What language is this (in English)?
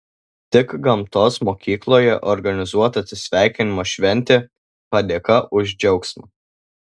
Lithuanian